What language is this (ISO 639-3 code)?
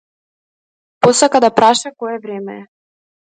mkd